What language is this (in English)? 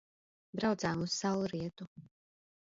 Latvian